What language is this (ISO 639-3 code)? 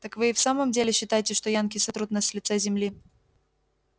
rus